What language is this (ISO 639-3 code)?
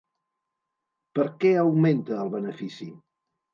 cat